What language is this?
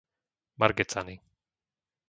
Slovak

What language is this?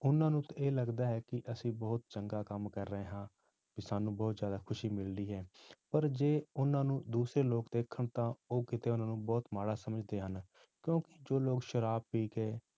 Punjabi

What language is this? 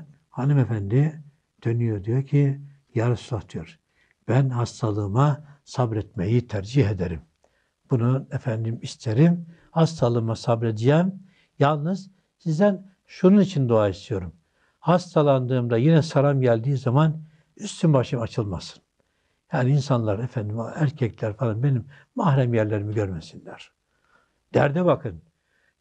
Turkish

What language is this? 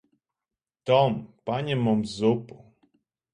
Latvian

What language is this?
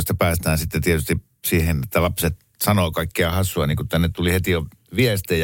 Finnish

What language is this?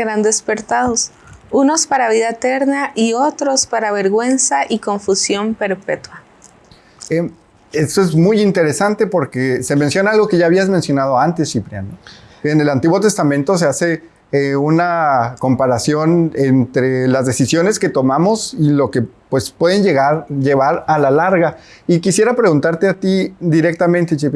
Spanish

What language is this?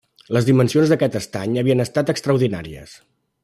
Catalan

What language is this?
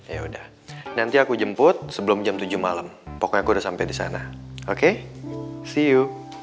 Indonesian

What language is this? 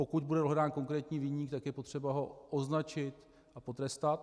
Czech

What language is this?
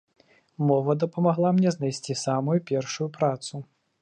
Belarusian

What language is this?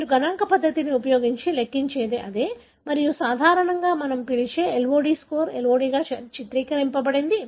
Telugu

